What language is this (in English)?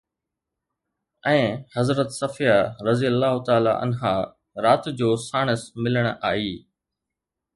Sindhi